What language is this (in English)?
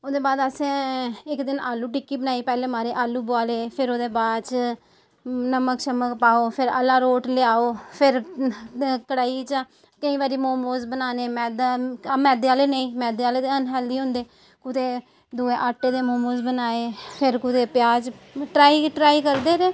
Dogri